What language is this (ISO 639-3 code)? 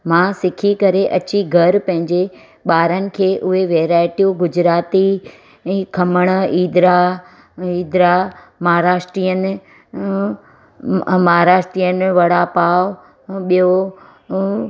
snd